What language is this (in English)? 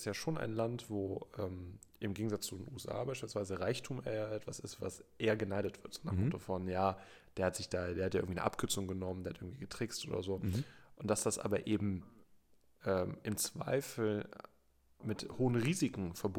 German